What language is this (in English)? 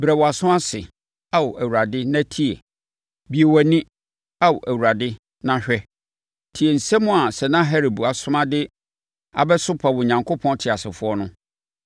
Akan